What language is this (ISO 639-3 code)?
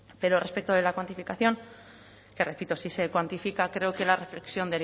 spa